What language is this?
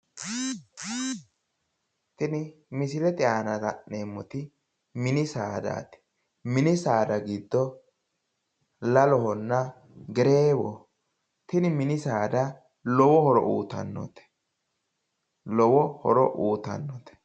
Sidamo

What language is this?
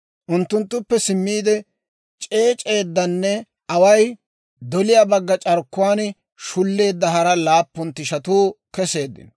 Dawro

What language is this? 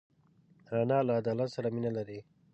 Pashto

